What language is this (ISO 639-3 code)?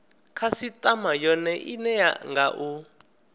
ven